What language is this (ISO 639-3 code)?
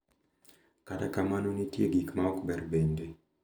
luo